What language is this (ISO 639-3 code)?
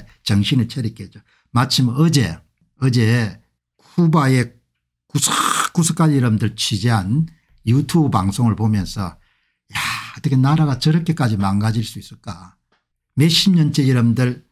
kor